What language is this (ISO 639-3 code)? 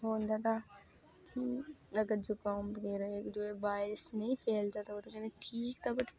doi